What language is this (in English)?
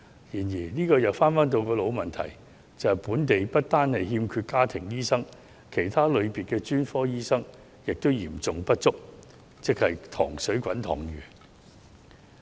Cantonese